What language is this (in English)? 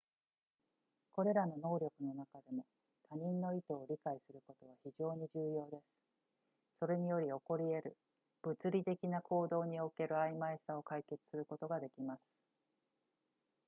Japanese